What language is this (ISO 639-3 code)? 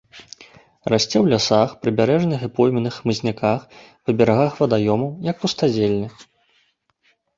bel